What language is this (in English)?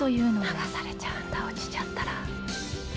Japanese